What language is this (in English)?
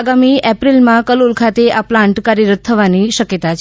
Gujarati